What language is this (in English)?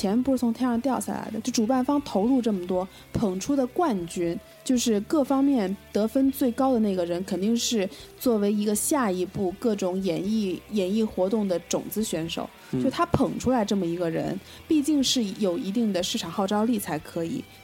Chinese